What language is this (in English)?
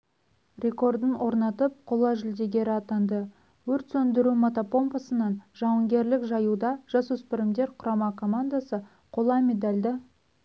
Kazakh